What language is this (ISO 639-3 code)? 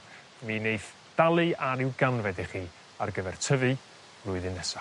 cym